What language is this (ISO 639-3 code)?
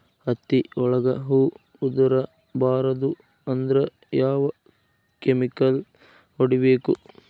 kan